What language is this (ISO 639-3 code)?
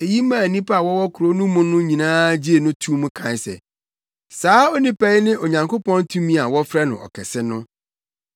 aka